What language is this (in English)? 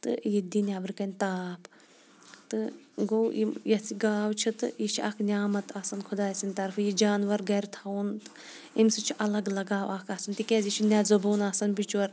Kashmiri